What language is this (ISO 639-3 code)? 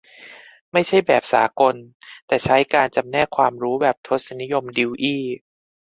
tha